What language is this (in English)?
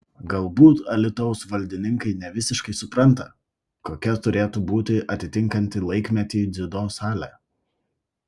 Lithuanian